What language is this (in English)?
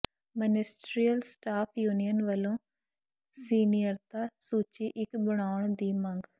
Punjabi